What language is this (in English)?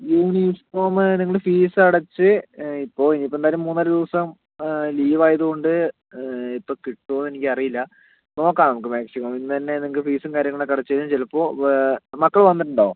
Malayalam